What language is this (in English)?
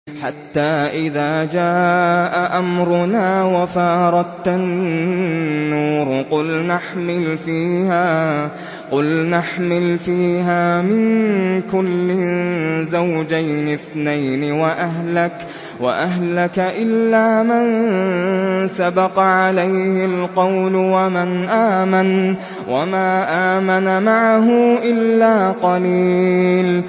Arabic